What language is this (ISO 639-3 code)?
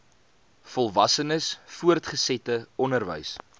afr